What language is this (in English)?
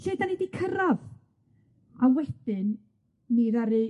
Welsh